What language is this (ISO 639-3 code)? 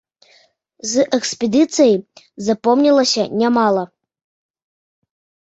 bel